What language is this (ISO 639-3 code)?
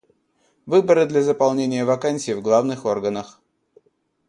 rus